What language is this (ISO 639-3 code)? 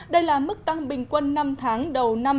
vie